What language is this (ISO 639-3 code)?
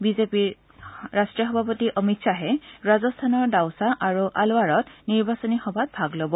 asm